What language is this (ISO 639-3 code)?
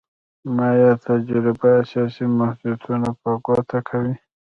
pus